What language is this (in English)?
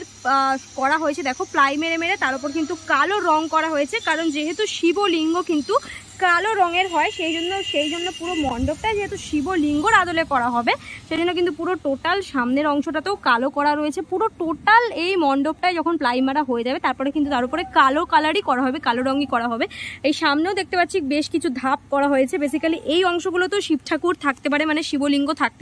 Romanian